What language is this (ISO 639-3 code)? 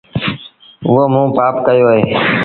sbn